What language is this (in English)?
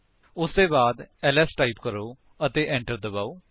Punjabi